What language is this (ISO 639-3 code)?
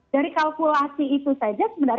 ind